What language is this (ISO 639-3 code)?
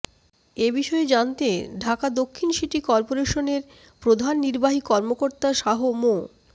ben